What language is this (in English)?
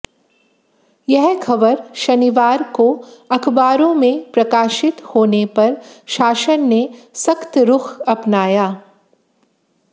Hindi